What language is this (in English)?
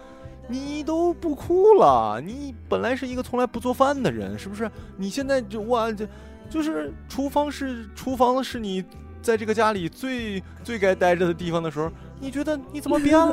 Chinese